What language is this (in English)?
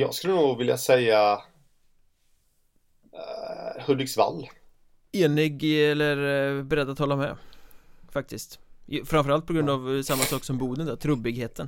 Swedish